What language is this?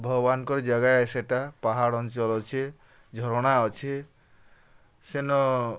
Odia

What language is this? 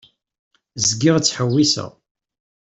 Kabyle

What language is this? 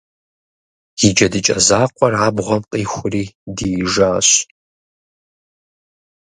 Kabardian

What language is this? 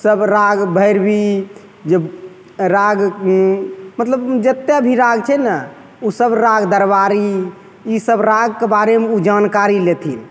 Maithili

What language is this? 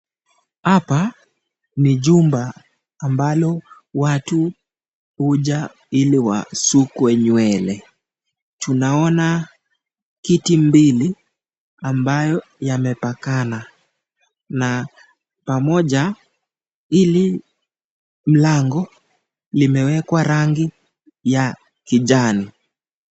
Swahili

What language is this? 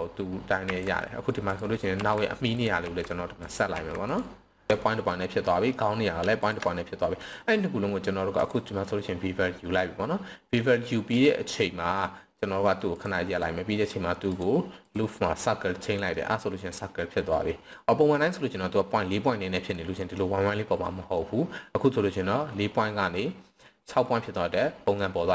Thai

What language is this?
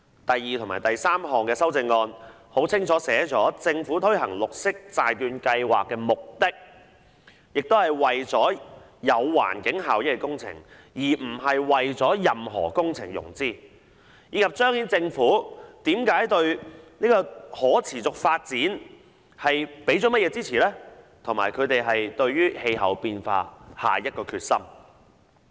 Cantonese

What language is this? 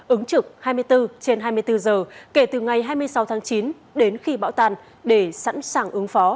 Vietnamese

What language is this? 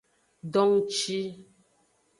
Aja (Benin)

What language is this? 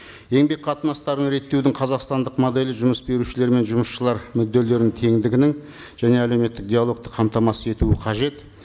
Kazakh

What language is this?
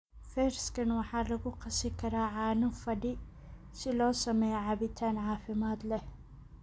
Somali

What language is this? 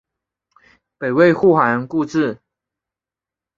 Chinese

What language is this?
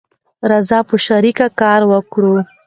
Pashto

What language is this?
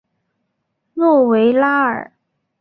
Chinese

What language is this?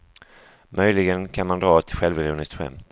Swedish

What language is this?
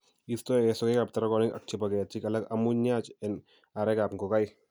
Kalenjin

